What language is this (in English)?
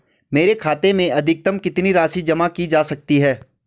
Hindi